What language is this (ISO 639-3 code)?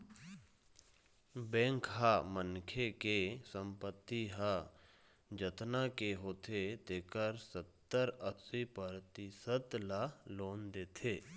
hne